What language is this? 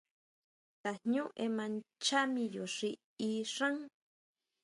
Huautla Mazatec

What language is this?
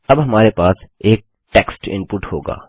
Hindi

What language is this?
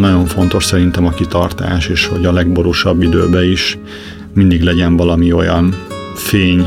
Hungarian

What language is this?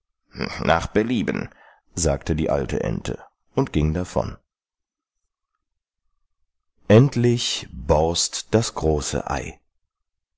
German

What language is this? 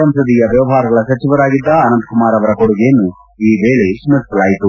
Kannada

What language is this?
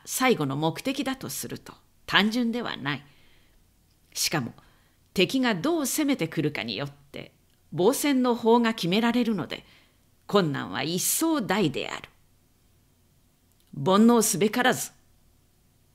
Japanese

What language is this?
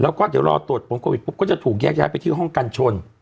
Thai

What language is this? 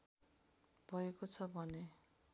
Nepali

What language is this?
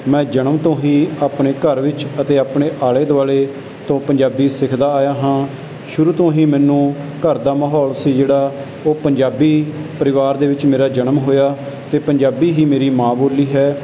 Punjabi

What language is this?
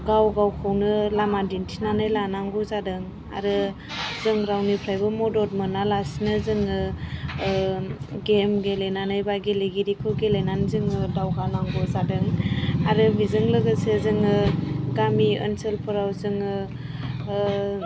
Bodo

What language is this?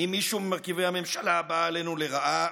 Hebrew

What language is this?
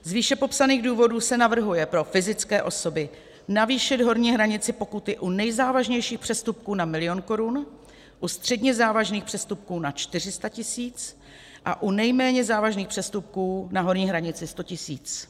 Czech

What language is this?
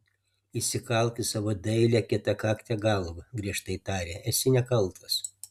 Lithuanian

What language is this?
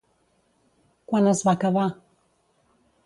Catalan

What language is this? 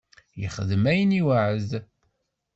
Kabyle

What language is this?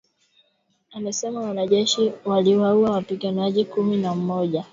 Swahili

